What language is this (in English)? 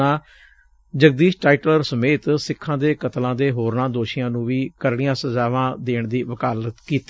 Punjabi